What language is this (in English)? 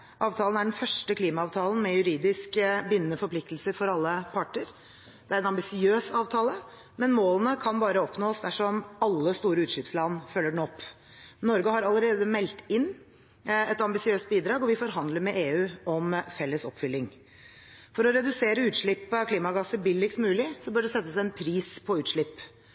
Norwegian Bokmål